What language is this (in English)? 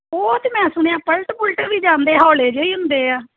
Punjabi